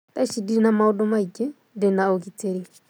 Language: Kikuyu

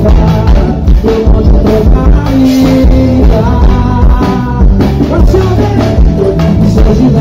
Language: Arabic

